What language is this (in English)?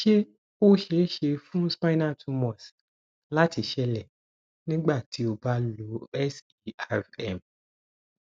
Yoruba